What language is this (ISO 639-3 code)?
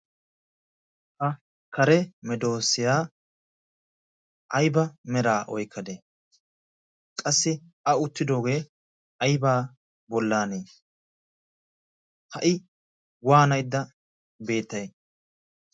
wal